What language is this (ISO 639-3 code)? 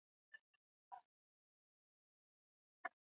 swa